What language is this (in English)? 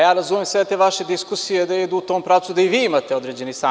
Serbian